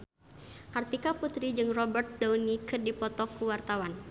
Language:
Sundanese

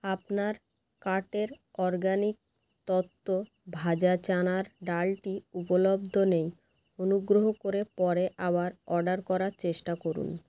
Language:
Bangla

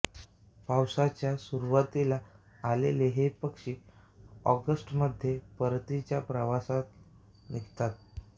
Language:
Marathi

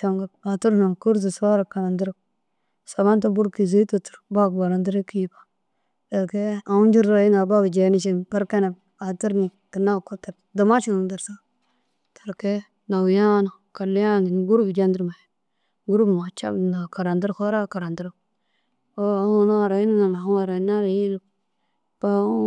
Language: Dazaga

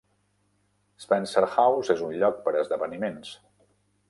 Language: Catalan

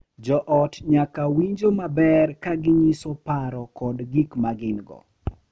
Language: Luo (Kenya and Tanzania)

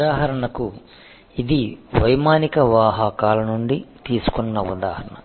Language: Telugu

